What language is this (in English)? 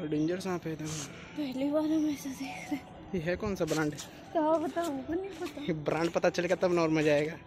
Hindi